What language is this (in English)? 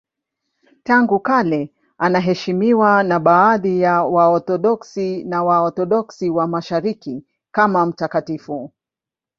Swahili